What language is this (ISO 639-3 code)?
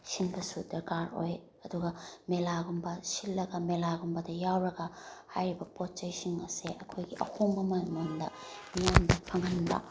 mni